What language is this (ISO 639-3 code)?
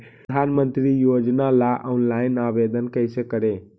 mag